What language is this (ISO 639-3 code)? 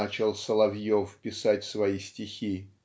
rus